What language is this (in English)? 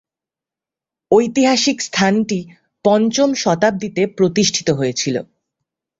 Bangla